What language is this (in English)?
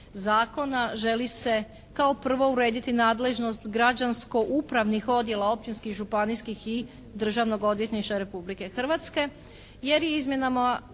Croatian